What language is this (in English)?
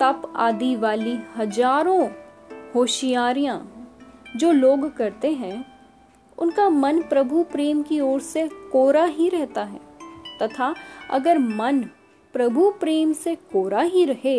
Hindi